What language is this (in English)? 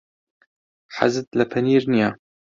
Central Kurdish